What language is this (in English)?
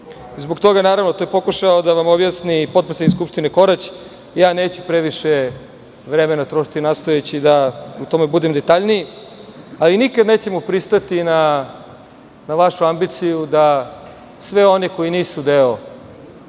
Serbian